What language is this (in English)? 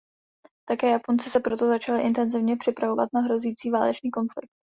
Czech